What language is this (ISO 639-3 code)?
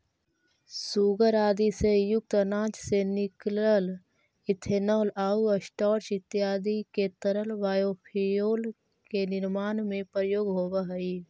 mag